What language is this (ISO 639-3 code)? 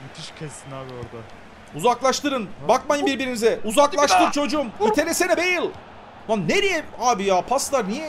tur